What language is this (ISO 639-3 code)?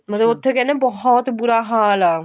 pan